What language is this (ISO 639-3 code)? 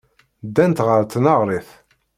kab